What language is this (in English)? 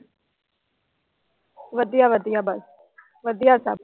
Punjabi